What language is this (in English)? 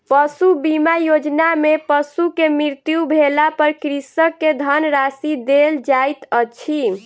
Maithili